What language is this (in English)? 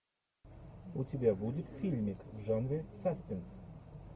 Russian